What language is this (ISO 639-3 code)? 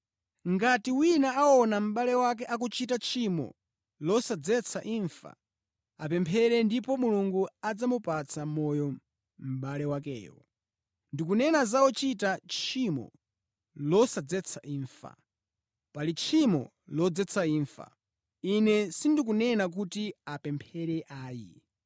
nya